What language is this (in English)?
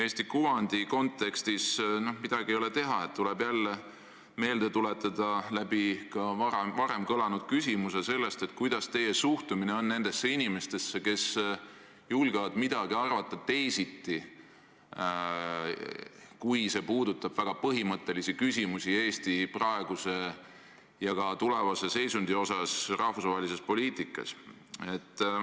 Estonian